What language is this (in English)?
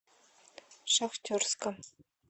Russian